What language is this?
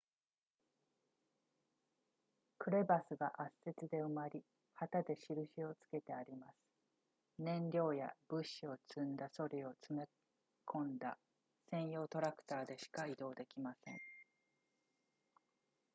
Japanese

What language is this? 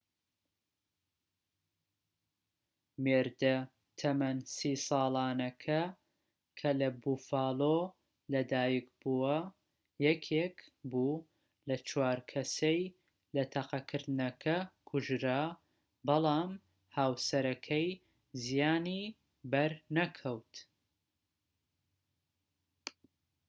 Central Kurdish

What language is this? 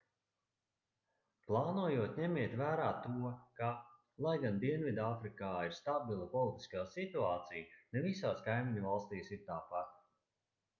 Latvian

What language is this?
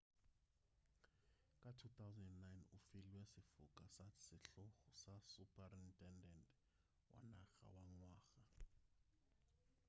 Northern Sotho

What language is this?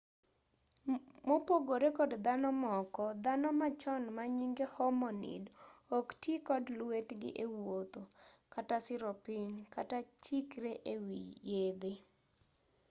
Luo (Kenya and Tanzania)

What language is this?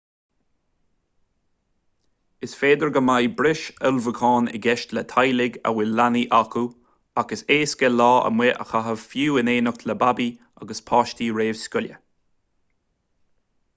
Irish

